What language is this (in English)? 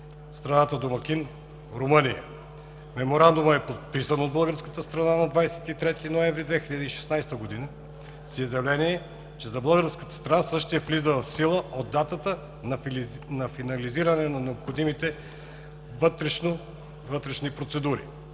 Bulgarian